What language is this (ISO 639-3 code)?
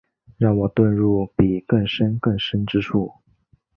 zho